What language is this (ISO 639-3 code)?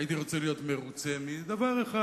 heb